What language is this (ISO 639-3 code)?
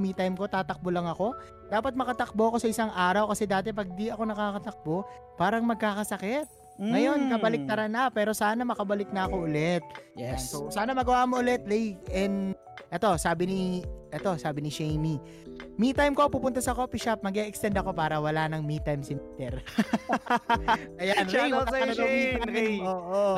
fil